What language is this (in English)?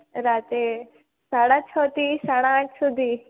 Gujarati